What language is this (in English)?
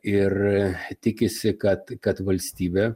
Lithuanian